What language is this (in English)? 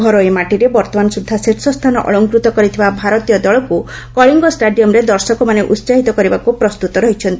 Odia